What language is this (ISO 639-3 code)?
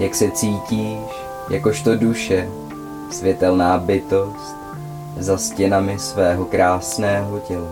ces